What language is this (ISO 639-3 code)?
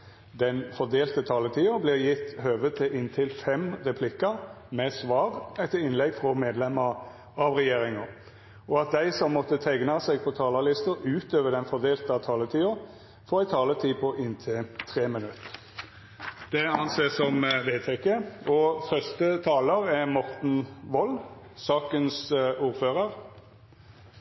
nor